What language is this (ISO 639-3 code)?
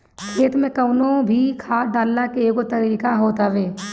bho